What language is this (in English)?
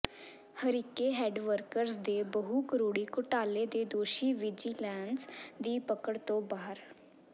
Punjabi